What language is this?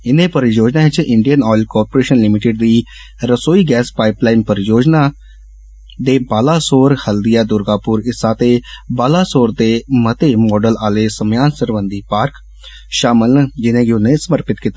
Dogri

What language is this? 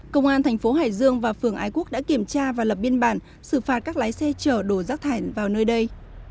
Vietnamese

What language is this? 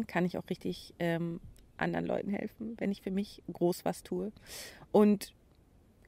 German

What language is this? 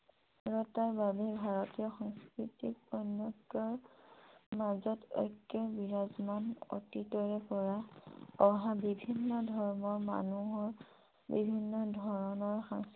Assamese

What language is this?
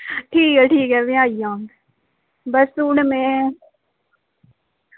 Dogri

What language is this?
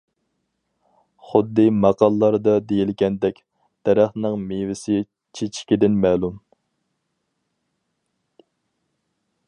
Uyghur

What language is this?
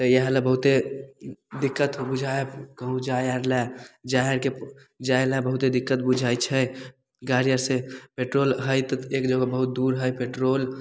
Maithili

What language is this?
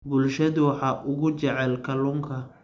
Somali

